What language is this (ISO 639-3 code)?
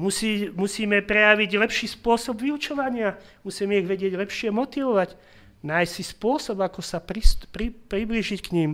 slk